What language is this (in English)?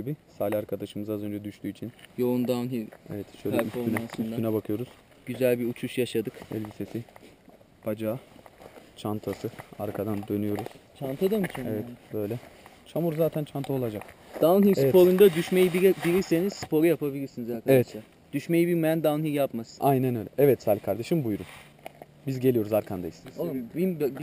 Turkish